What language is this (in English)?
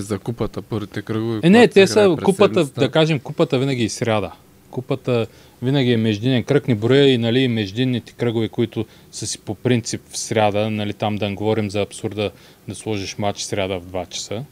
Bulgarian